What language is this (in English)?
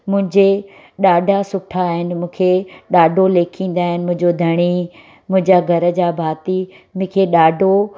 Sindhi